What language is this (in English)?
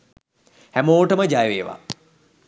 Sinhala